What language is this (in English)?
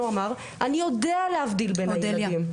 Hebrew